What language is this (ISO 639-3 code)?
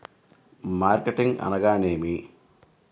tel